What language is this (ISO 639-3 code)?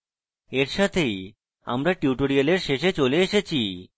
ben